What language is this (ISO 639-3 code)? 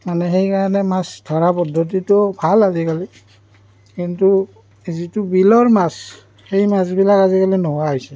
asm